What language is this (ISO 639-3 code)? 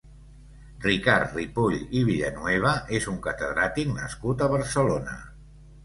cat